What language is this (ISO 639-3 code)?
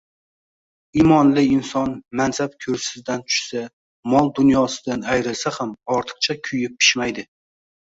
uzb